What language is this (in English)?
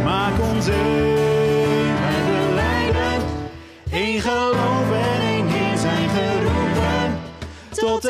Dutch